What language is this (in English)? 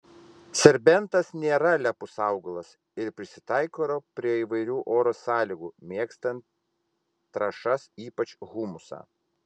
Lithuanian